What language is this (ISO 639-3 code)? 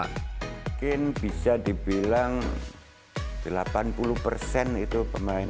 ind